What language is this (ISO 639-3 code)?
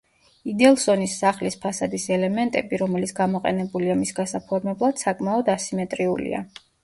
kat